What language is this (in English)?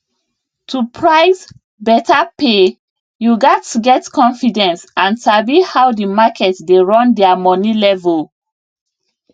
Nigerian Pidgin